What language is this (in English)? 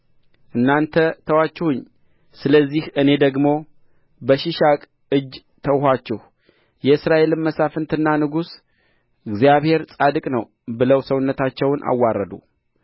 Amharic